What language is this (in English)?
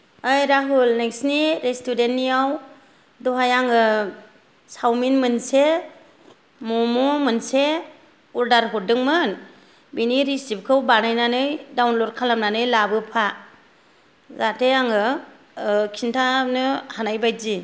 Bodo